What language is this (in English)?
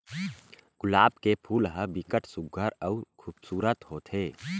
Chhattisgarhi